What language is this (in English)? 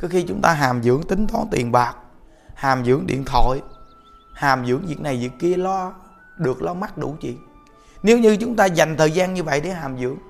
Vietnamese